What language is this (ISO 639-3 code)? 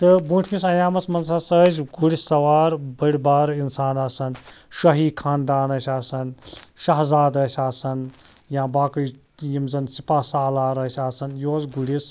kas